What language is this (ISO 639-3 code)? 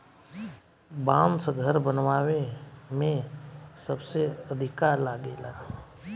bho